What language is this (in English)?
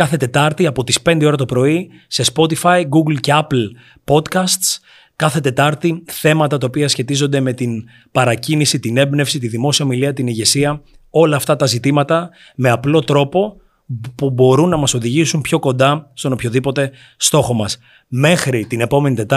Greek